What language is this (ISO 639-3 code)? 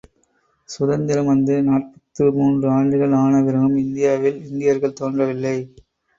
tam